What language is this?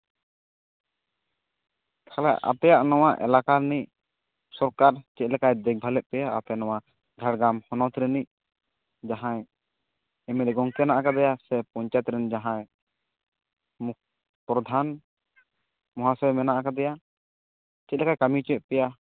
Santali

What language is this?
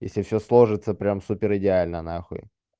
Russian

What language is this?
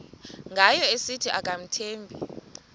Xhosa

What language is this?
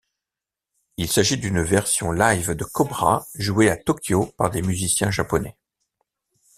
French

